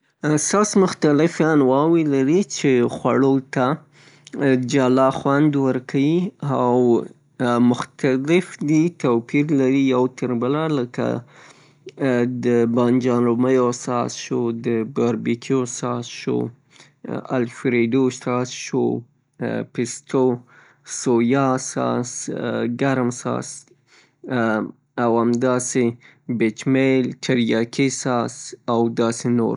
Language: Pashto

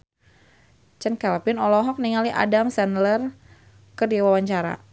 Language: Sundanese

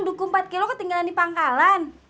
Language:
Indonesian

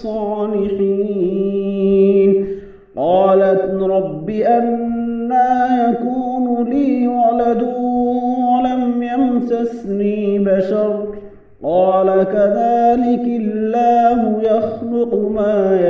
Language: Arabic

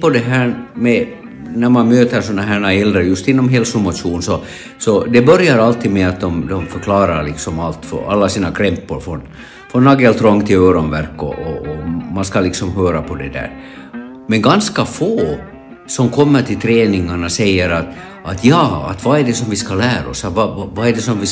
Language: Swedish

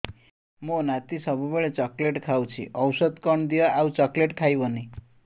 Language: Odia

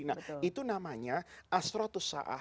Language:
Indonesian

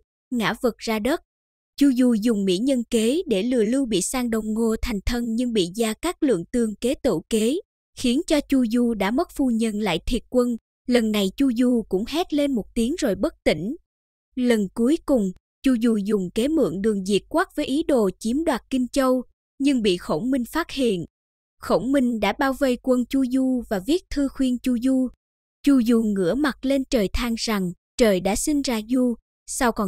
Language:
Vietnamese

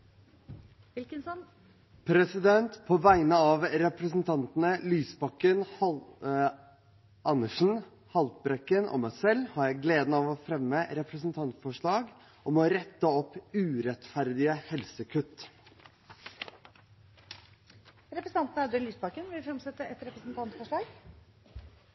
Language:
Norwegian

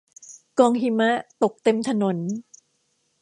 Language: Thai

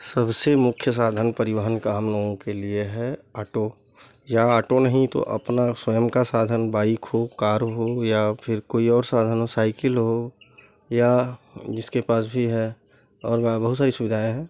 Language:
Hindi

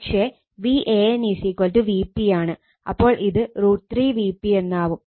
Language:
Malayalam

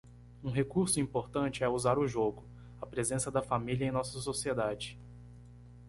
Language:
Portuguese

